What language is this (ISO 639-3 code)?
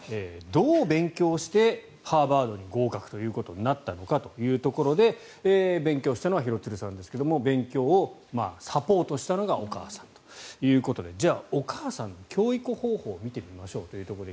jpn